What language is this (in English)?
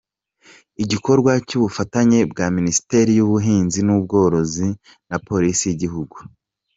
Kinyarwanda